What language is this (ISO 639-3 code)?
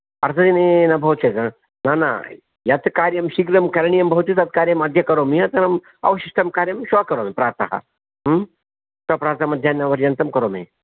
san